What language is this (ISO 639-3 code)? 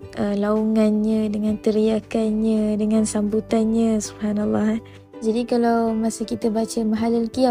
msa